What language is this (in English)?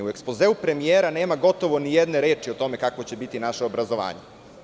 Serbian